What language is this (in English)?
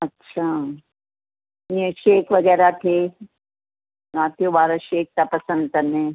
Sindhi